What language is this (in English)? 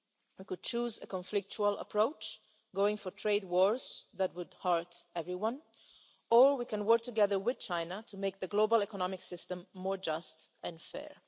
English